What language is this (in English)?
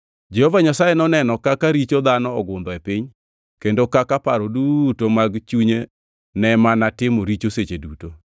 Luo (Kenya and Tanzania)